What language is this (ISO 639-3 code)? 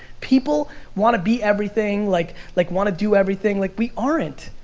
eng